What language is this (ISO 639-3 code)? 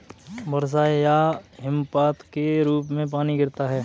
hin